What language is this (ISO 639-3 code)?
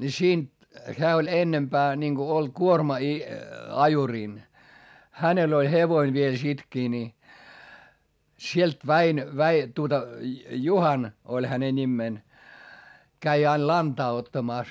fin